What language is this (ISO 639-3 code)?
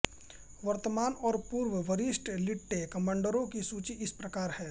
hin